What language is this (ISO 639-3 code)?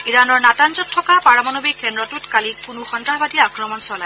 asm